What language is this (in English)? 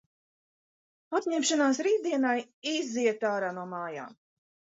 Latvian